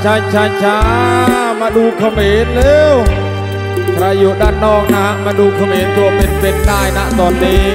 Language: Thai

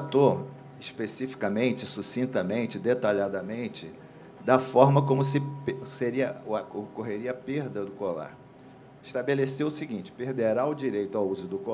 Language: Portuguese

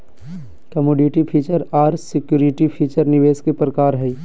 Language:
Magahi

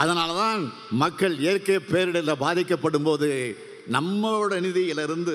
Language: Tamil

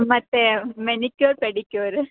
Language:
Kannada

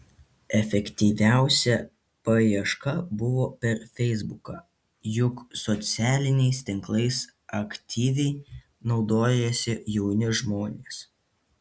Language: Lithuanian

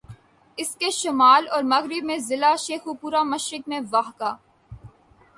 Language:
Urdu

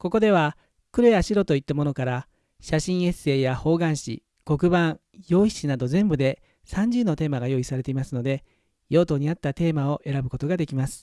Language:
Japanese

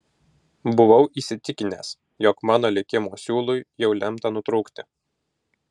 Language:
Lithuanian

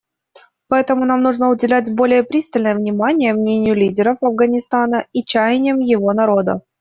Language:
Russian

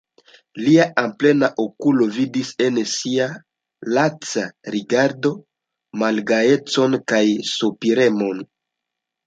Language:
Esperanto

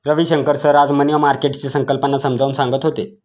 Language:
Marathi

